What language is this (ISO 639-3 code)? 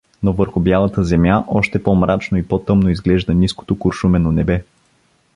bul